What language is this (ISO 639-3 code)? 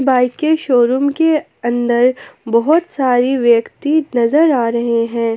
hin